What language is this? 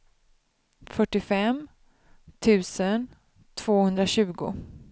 Swedish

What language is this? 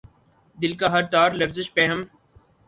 Urdu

